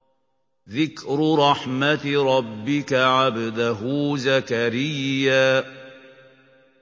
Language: Arabic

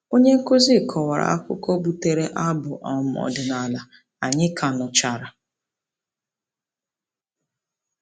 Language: Igbo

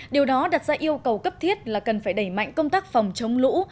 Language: Vietnamese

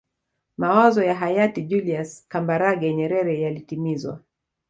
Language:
Swahili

